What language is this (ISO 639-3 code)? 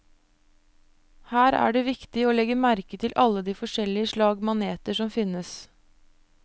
nor